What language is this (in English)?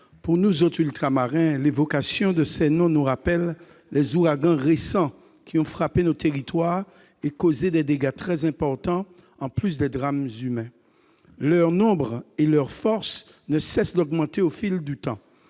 French